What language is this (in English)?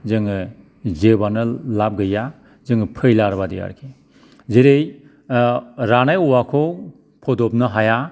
Bodo